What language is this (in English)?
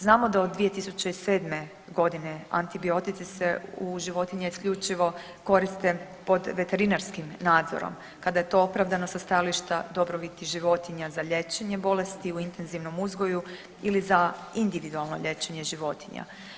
Croatian